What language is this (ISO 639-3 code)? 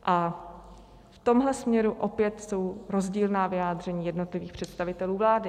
ces